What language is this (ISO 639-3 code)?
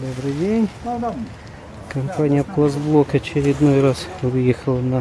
rus